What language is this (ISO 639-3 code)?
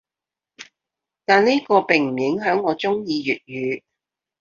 yue